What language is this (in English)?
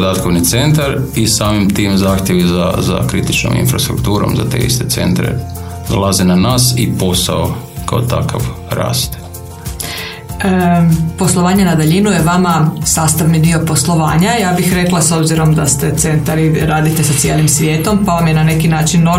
Croatian